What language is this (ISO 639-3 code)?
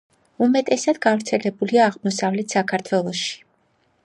kat